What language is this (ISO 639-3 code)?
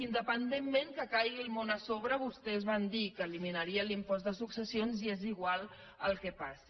cat